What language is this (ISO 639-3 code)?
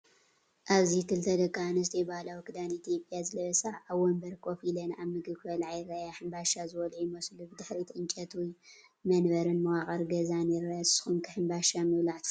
tir